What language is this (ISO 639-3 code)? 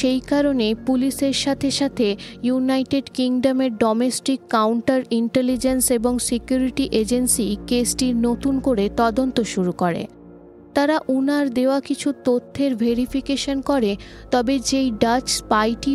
ben